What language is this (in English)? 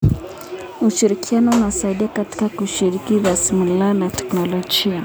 Kalenjin